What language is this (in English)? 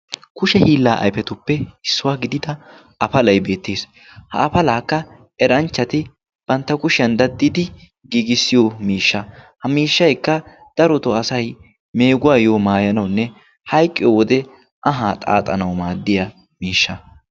Wolaytta